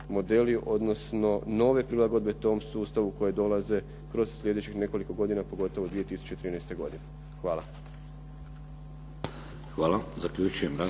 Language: Croatian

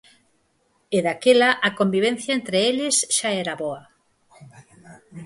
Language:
Galician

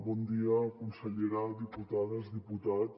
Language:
Catalan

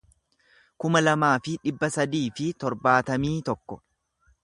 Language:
Oromo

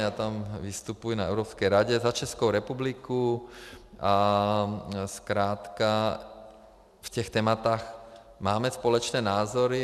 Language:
Czech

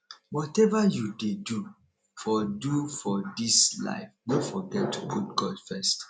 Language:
Nigerian Pidgin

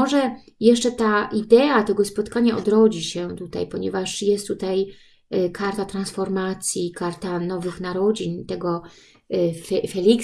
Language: Polish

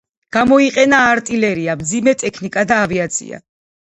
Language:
Georgian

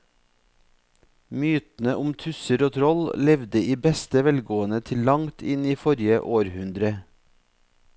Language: Norwegian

